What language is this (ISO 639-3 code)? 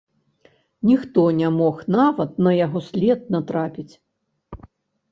bel